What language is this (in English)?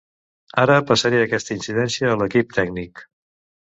Catalan